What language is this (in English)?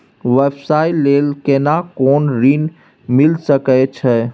Maithili